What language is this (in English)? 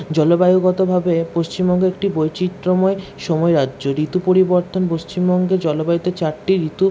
Bangla